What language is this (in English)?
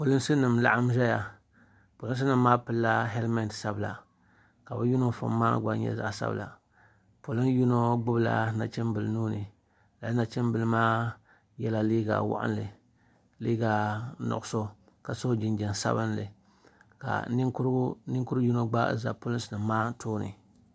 Dagbani